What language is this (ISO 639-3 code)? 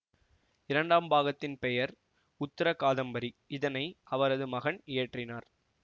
tam